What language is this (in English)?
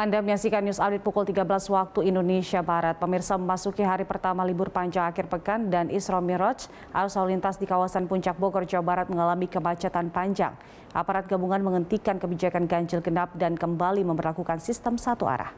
Indonesian